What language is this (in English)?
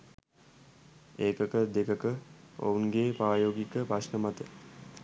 Sinhala